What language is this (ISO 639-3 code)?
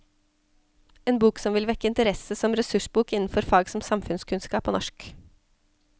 nor